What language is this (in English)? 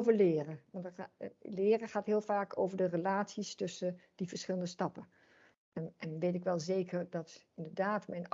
Dutch